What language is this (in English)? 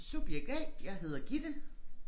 Danish